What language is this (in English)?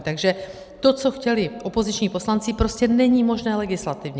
Czech